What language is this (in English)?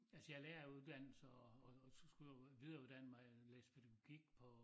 Danish